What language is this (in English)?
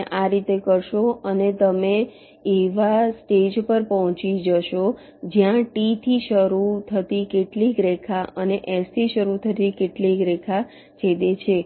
Gujarati